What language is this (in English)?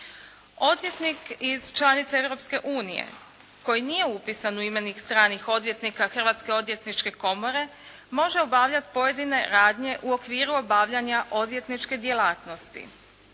Croatian